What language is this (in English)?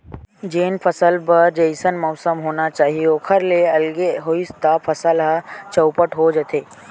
Chhattisgarhi